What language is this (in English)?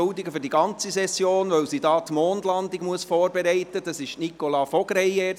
Swiss German